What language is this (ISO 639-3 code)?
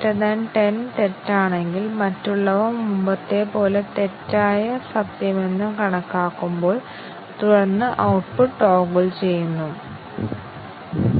mal